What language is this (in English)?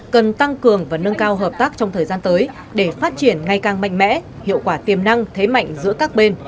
Vietnamese